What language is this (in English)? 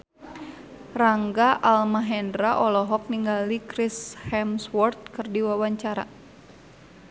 Sundanese